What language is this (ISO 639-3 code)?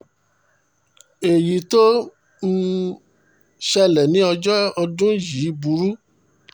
yor